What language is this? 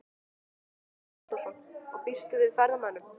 Icelandic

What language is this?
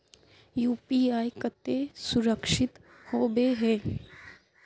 Magahi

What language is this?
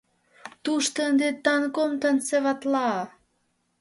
Mari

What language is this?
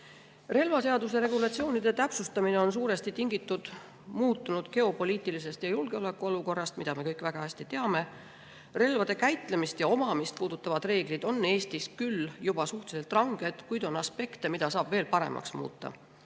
Estonian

